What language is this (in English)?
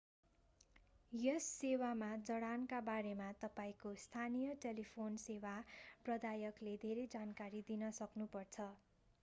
Nepali